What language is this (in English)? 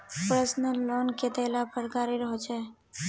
Magahi